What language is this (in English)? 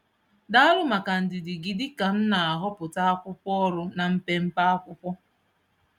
Igbo